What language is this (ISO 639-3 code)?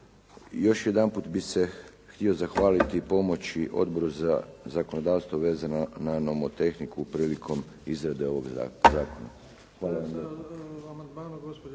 hrv